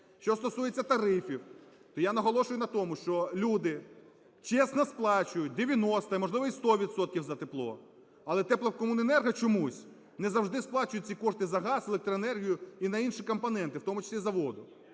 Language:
Ukrainian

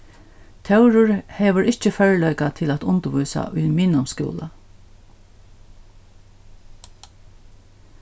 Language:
Faroese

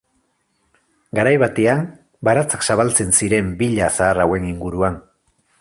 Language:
Basque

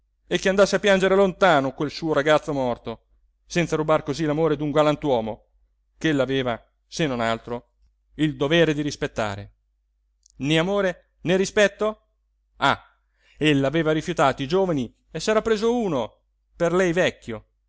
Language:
Italian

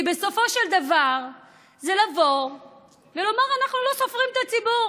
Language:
Hebrew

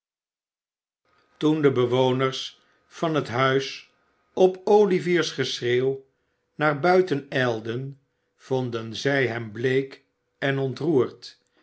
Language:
Dutch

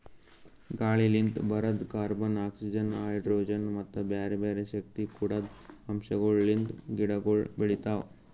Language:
Kannada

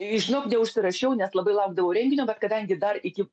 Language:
Lithuanian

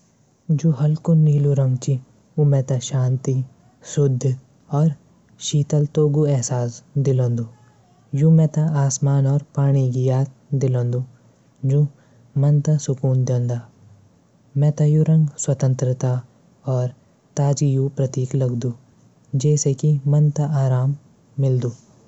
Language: Garhwali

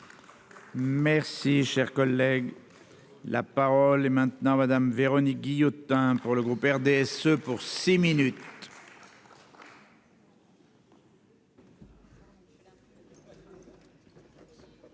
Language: French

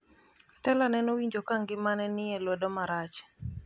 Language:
Luo (Kenya and Tanzania)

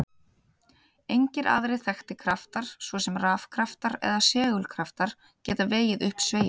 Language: Icelandic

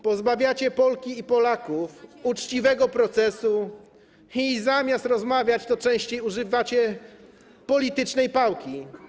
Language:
Polish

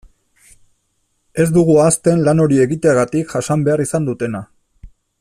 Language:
Basque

